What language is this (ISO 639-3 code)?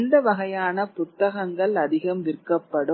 tam